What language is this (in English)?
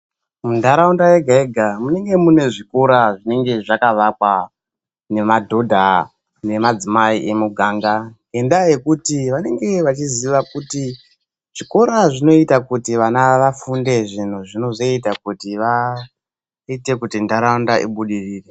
Ndau